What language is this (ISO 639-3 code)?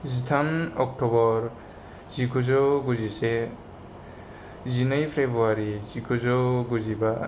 brx